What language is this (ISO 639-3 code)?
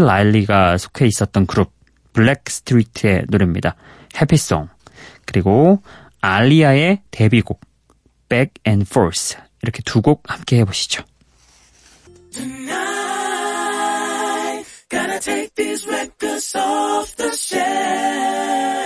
kor